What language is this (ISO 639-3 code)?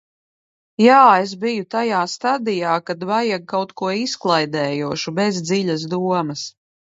lav